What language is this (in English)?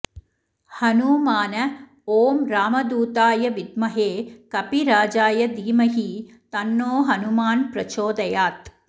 Sanskrit